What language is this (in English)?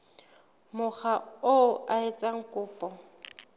Southern Sotho